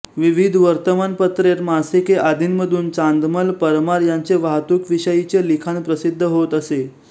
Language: Marathi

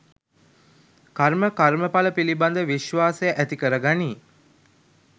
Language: Sinhala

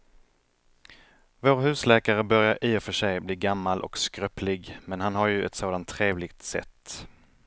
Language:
Swedish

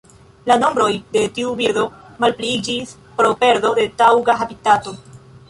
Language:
Esperanto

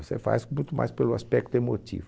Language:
Portuguese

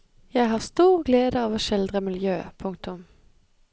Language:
Norwegian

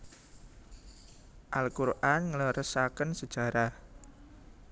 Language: Javanese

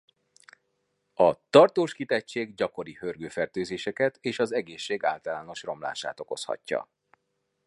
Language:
Hungarian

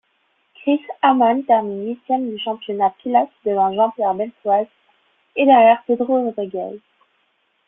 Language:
French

